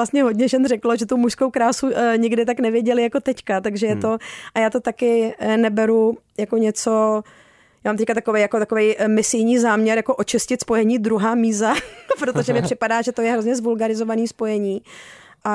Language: Czech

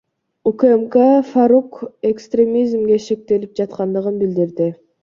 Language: Kyrgyz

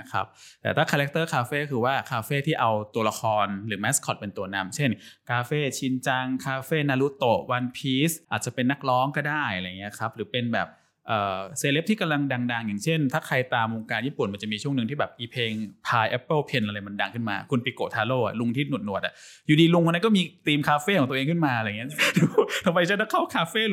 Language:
Thai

